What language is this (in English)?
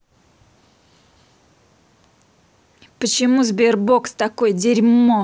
Russian